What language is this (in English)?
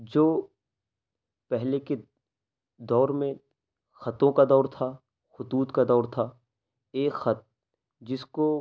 Urdu